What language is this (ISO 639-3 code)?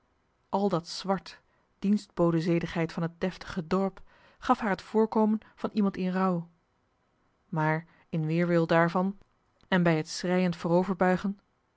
nld